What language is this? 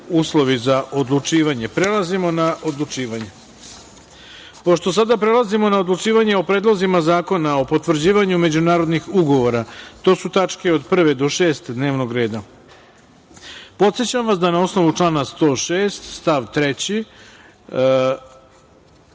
Serbian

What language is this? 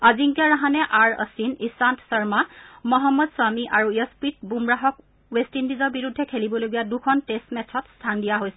Assamese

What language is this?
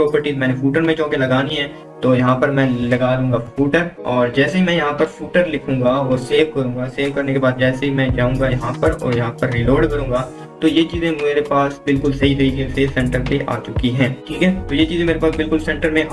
Hindi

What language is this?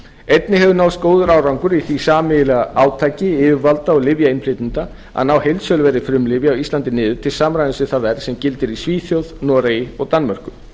Icelandic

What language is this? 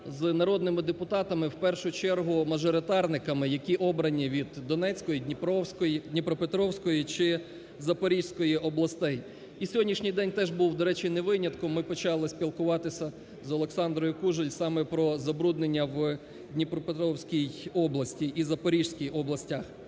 Ukrainian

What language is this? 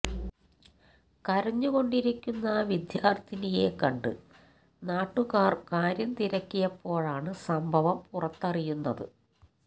Malayalam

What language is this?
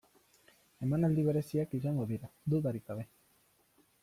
Basque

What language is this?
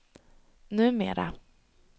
Swedish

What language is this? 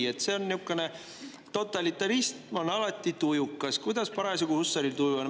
Estonian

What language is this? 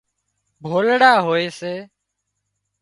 Wadiyara Koli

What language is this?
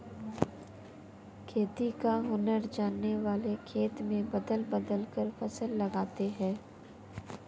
Hindi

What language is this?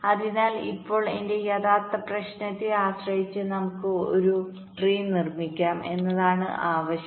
Malayalam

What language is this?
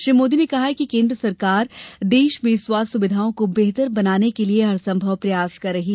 Hindi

